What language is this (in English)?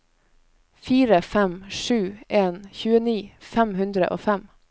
Norwegian